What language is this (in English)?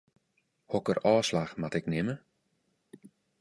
Western Frisian